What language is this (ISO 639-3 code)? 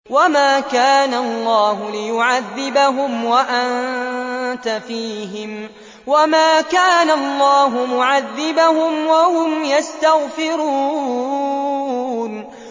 ara